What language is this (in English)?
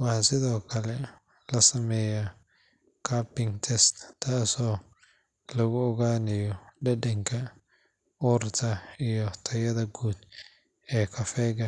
Somali